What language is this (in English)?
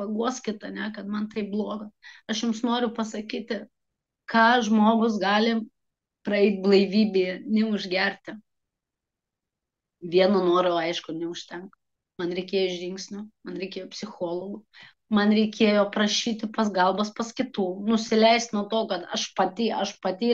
Lithuanian